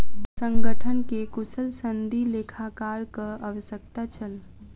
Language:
Maithili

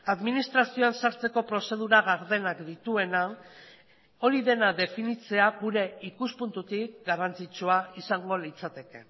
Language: Basque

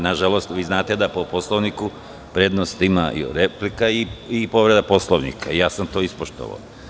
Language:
Serbian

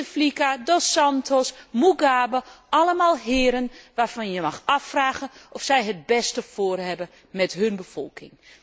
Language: Dutch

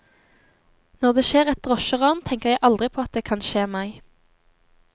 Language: Norwegian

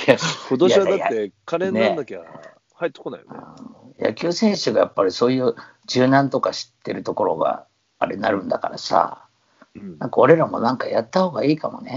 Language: Japanese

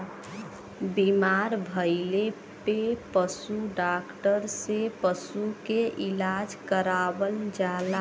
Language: Bhojpuri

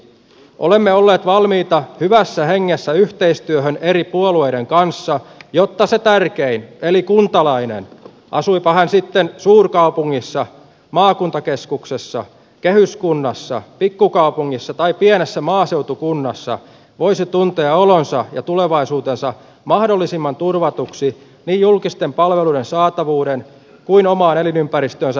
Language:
Finnish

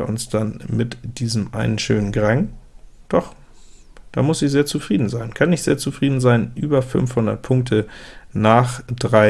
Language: German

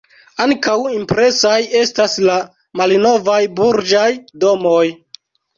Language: Esperanto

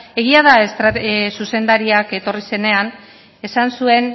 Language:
Basque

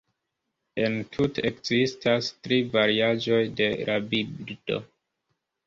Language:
Esperanto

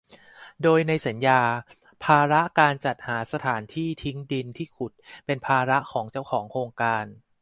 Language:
Thai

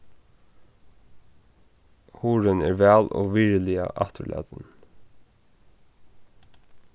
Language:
Faroese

